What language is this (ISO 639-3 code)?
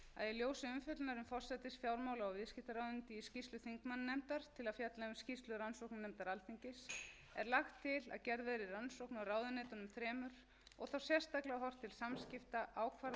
isl